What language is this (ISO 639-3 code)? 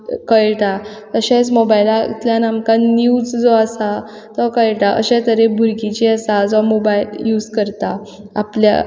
kok